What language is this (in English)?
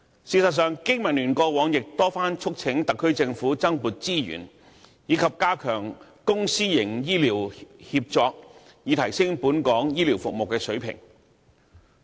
Cantonese